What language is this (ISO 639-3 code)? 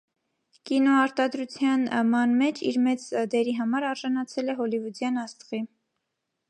hye